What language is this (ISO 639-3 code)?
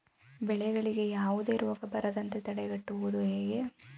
kan